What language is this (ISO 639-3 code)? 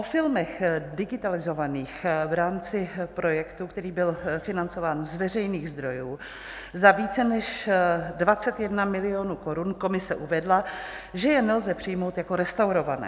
ces